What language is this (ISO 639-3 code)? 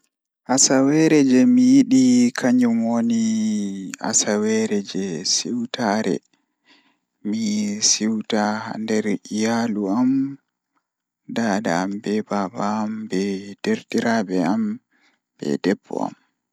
ful